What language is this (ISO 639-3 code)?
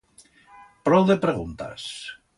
arg